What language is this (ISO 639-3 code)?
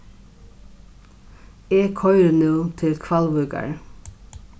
fao